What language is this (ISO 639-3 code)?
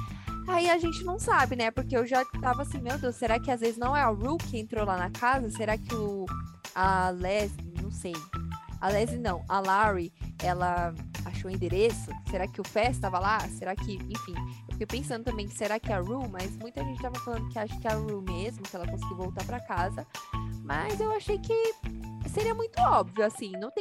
por